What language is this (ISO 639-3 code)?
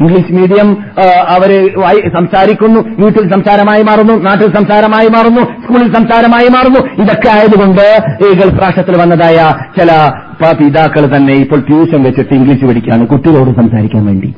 mal